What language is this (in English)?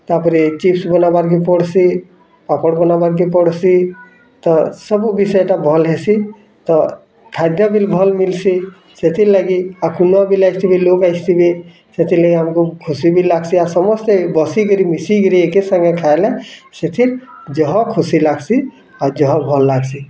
Odia